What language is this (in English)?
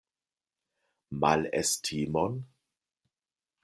Esperanto